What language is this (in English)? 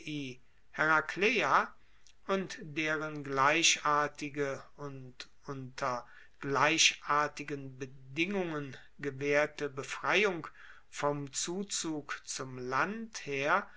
German